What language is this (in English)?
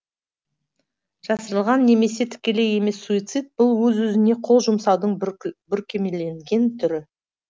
Kazakh